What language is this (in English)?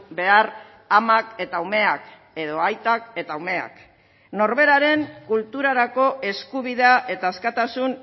Basque